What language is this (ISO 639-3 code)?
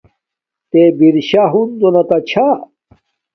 dmk